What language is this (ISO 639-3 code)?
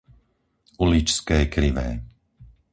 slk